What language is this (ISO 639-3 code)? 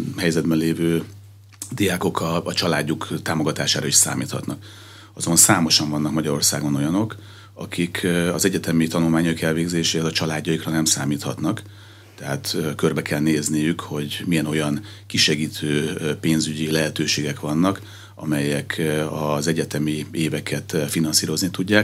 hun